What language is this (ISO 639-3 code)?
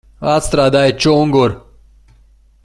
lav